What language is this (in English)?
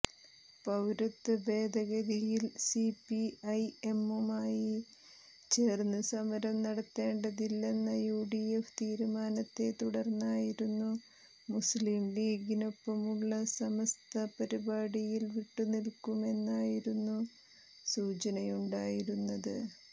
Malayalam